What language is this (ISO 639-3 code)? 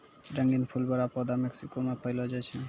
mai